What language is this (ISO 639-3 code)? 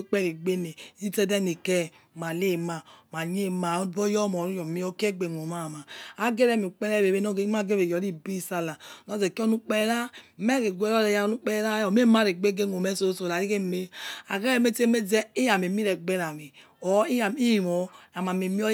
ets